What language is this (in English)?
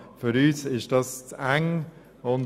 Swiss German